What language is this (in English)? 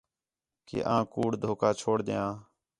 Khetrani